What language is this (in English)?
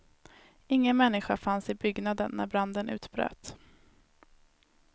Swedish